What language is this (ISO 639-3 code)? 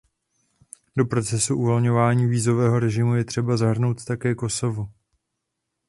ces